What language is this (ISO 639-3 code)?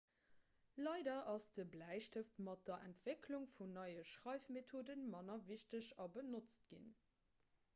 ltz